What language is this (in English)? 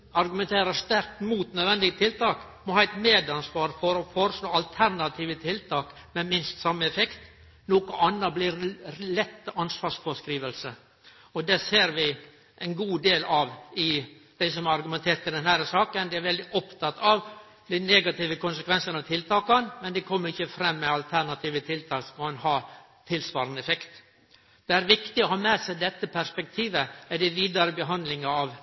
Norwegian Nynorsk